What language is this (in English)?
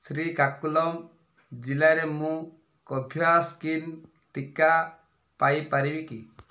Odia